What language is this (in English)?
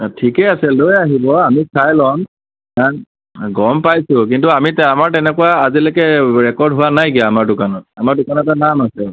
Assamese